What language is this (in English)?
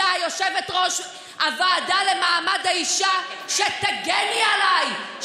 Hebrew